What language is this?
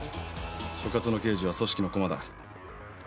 Japanese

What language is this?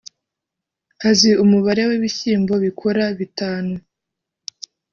Kinyarwanda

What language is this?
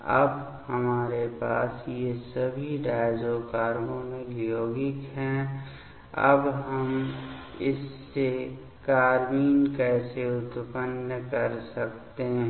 Hindi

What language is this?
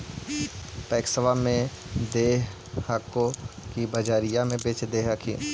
Magahi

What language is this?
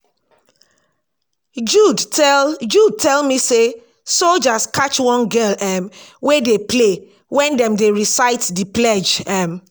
Nigerian Pidgin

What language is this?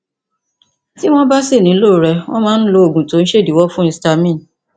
Yoruba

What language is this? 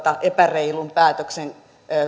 Finnish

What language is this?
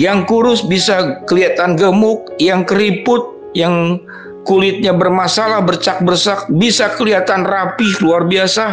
Indonesian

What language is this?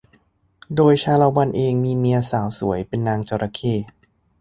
Thai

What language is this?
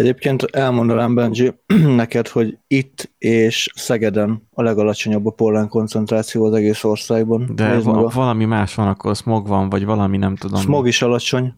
Hungarian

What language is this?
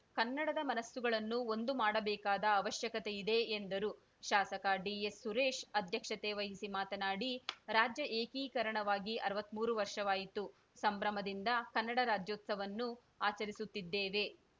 Kannada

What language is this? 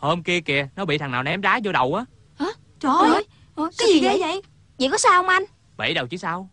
Vietnamese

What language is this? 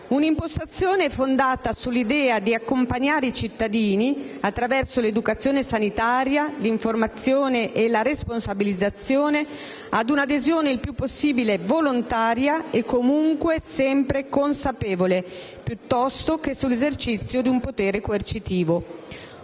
Italian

